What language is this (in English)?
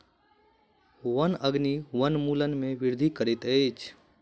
Maithili